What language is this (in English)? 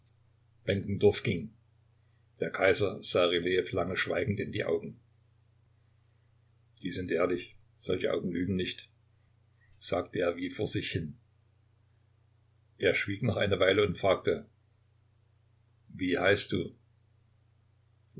German